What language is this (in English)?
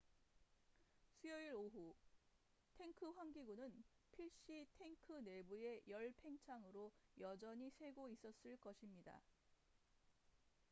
Korean